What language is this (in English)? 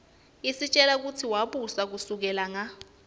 Swati